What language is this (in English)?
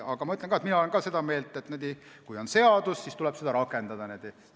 Estonian